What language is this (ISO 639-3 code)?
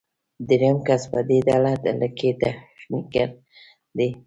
pus